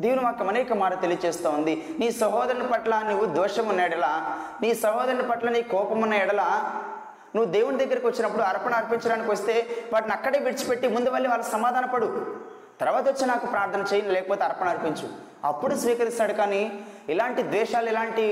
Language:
Telugu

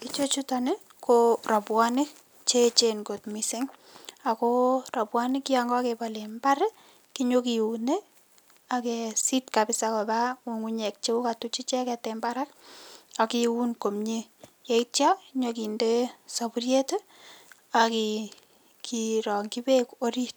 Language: Kalenjin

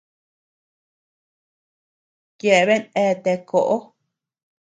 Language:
Tepeuxila Cuicatec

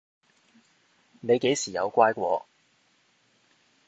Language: Cantonese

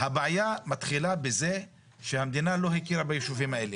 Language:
Hebrew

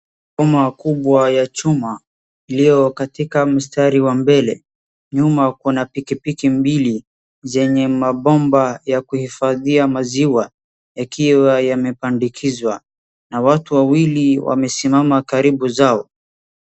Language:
Swahili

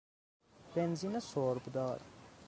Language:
Persian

